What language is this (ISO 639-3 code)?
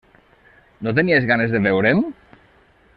cat